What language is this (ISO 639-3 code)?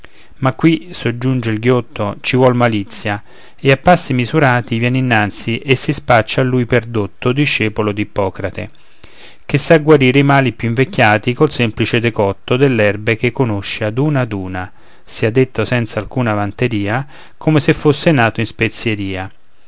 ita